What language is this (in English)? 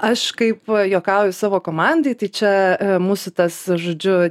Lithuanian